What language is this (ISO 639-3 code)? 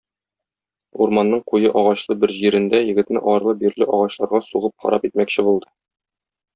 tat